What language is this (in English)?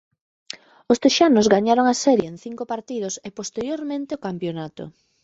Galician